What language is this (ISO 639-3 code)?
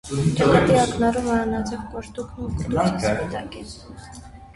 hye